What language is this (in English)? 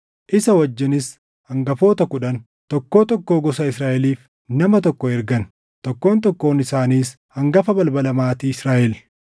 Oromo